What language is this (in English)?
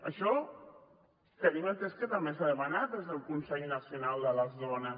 Catalan